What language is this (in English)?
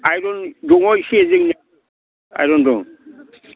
Bodo